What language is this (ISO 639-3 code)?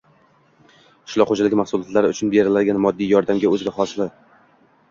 uzb